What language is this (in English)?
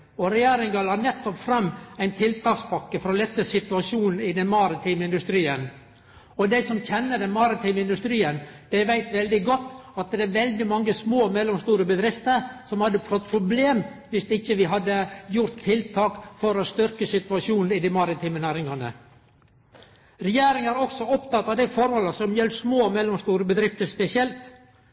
Norwegian Nynorsk